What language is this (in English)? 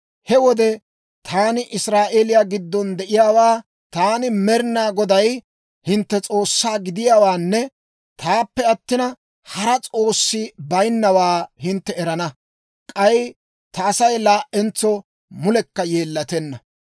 Dawro